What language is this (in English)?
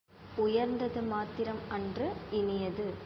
Tamil